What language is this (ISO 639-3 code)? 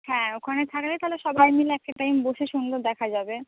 ben